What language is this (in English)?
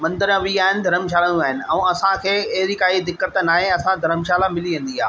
Sindhi